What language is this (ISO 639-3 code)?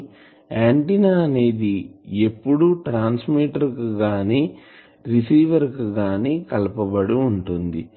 tel